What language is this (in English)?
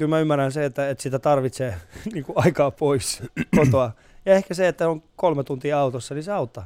Finnish